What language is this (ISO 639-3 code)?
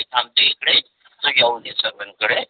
mar